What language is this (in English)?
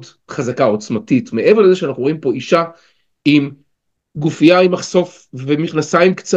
Hebrew